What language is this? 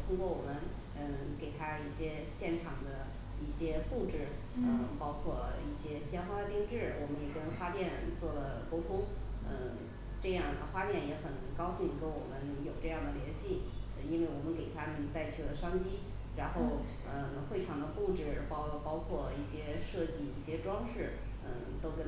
Chinese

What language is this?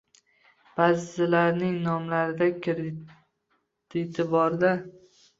Uzbek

